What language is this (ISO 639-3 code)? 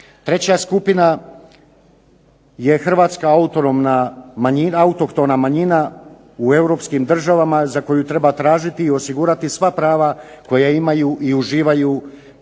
hrv